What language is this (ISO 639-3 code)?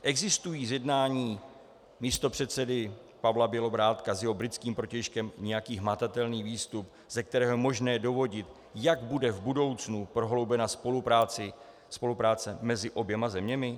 ces